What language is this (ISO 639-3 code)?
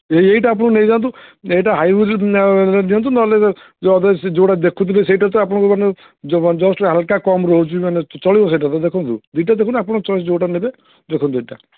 ori